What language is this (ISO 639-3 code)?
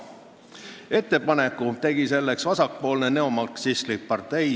est